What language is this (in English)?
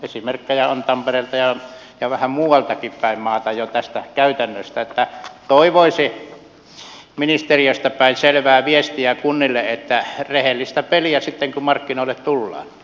Finnish